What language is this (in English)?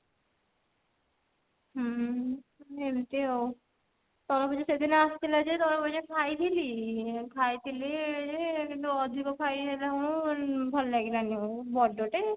Odia